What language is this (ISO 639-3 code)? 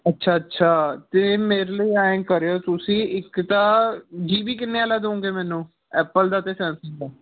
pan